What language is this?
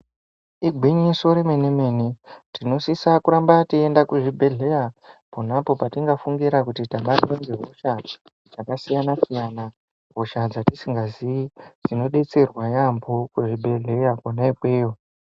Ndau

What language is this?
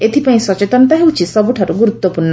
Odia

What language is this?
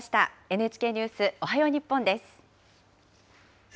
Japanese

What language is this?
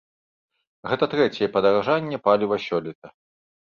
Belarusian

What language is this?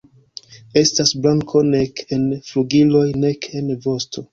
Esperanto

